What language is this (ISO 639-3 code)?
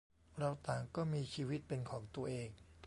tha